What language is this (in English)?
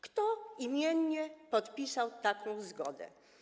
Polish